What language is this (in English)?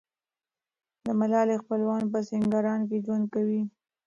Pashto